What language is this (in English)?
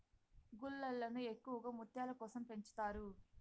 Telugu